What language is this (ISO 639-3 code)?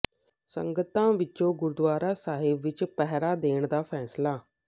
pan